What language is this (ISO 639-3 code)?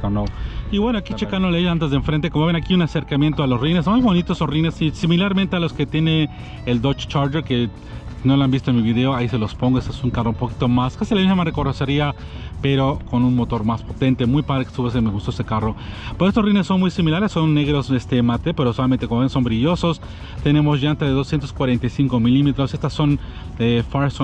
spa